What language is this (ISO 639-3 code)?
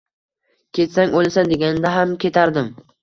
uzb